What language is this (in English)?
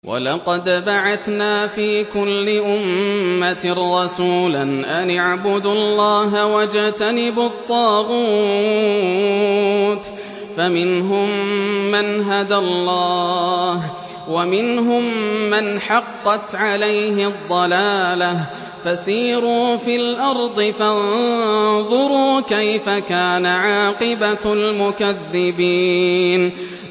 Arabic